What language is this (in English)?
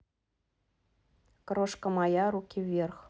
Russian